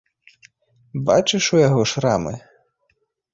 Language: Belarusian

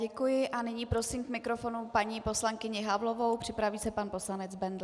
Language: Czech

